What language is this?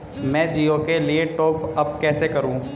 Hindi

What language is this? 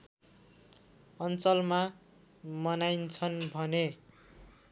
Nepali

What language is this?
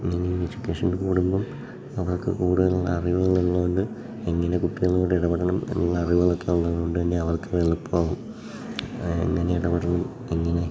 Malayalam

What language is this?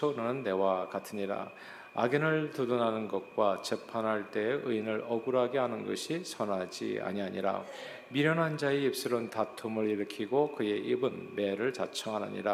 Korean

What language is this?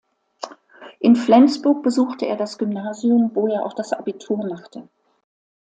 German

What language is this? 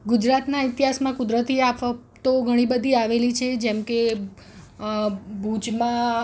Gujarati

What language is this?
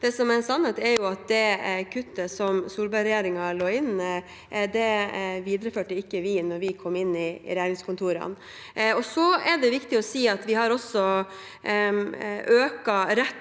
Norwegian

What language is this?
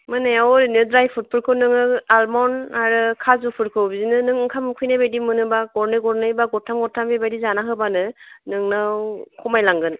Bodo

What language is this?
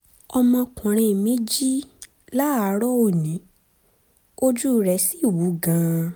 Yoruba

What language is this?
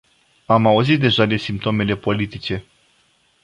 Romanian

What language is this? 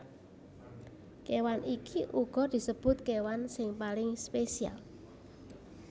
Javanese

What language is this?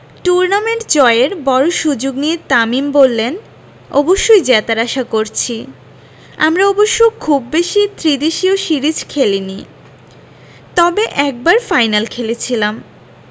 Bangla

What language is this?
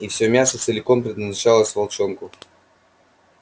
Russian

